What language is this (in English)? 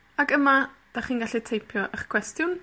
Welsh